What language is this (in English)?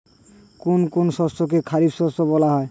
Bangla